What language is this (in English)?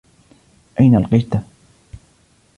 Arabic